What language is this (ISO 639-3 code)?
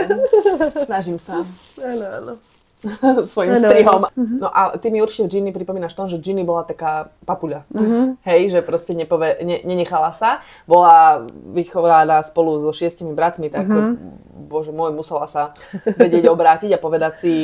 slk